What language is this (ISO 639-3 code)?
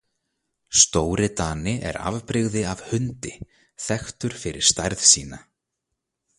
isl